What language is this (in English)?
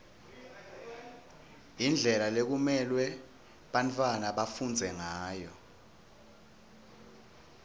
Swati